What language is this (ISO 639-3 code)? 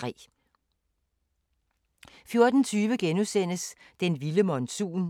dan